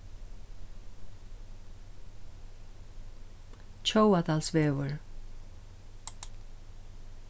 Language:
Faroese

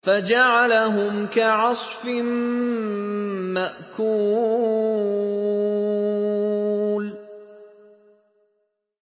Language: Arabic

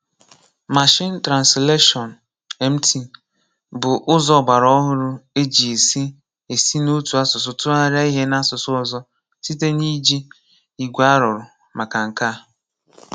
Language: Igbo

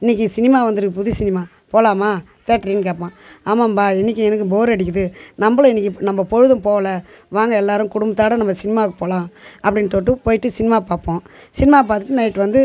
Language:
Tamil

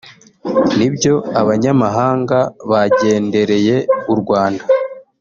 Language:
Kinyarwanda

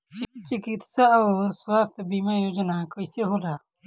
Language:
Bhojpuri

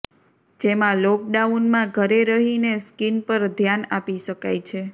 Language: Gujarati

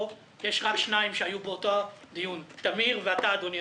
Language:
Hebrew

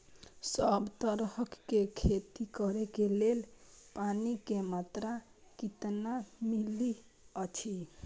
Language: Maithili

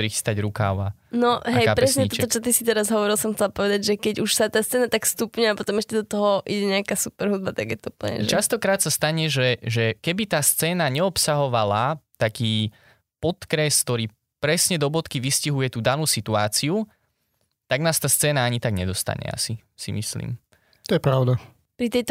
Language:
Slovak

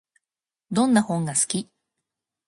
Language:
Japanese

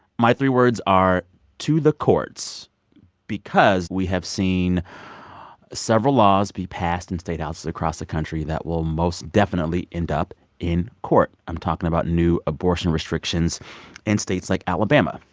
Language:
English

